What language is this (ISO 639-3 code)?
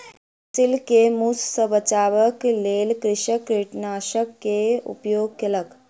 mai